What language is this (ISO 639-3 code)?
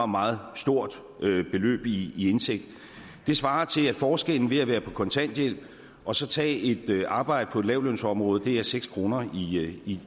dan